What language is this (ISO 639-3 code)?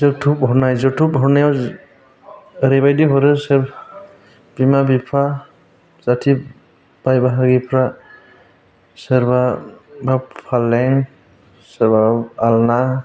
brx